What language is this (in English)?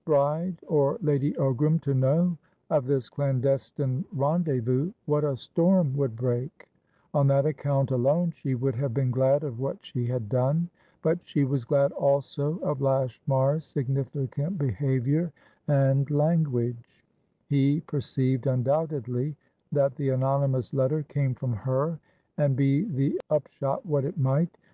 English